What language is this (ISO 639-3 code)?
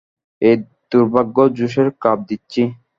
ben